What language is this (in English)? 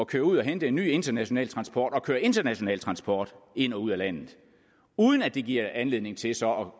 Danish